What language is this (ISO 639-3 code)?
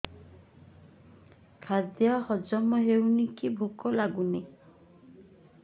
ori